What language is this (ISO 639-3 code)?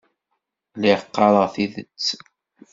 kab